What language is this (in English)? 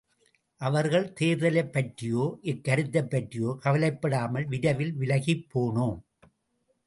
Tamil